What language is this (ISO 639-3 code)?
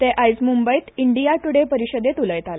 kok